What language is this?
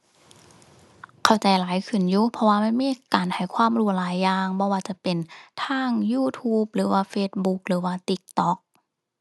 Thai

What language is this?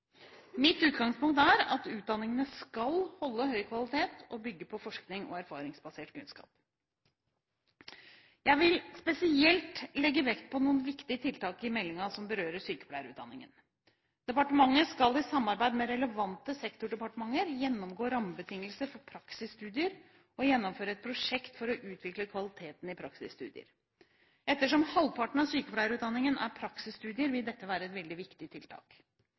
Norwegian Bokmål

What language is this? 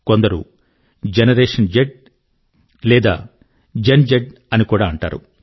Telugu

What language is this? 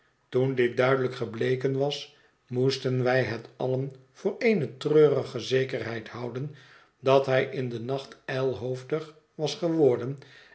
Dutch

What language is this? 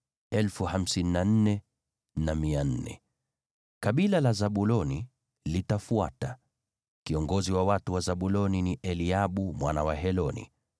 Swahili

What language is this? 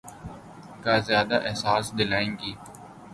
Urdu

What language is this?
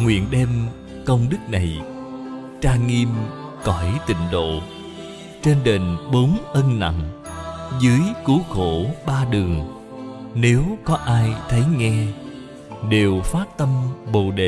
Vietnamese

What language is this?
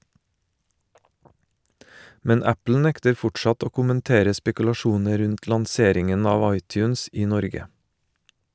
Norwegian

